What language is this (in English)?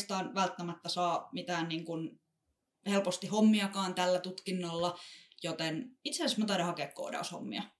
Finnish